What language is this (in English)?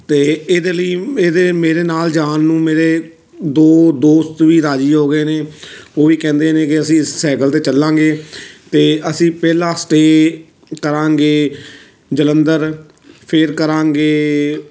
Punjabi